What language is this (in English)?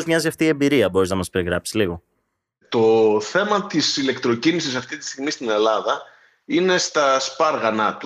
Greek